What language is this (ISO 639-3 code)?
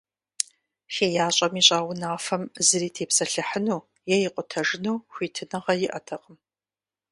kbd